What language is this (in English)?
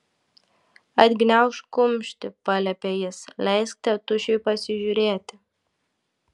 Lithuanian